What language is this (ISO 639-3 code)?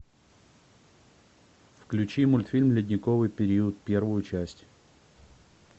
rus